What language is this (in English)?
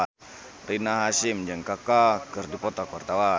Sundanese